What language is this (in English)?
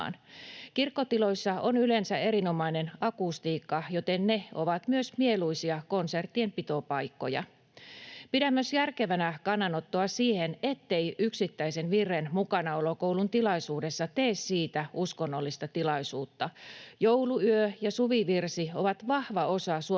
Finnish